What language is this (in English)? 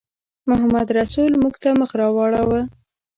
Pashto